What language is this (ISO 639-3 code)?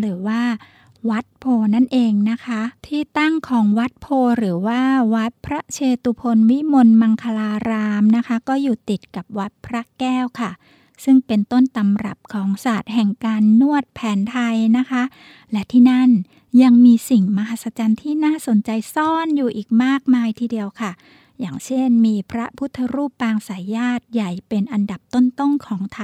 tha